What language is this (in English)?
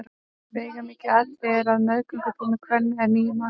Icelandic